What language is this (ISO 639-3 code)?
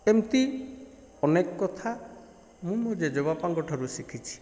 ori